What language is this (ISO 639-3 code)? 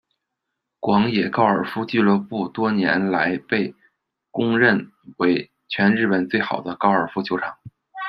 zho